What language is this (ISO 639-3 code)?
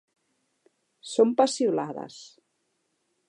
cat